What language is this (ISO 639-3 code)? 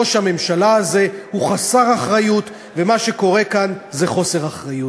heb